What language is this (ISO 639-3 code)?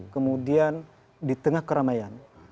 ind